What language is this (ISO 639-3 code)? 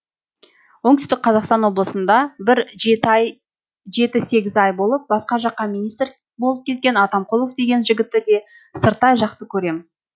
kaz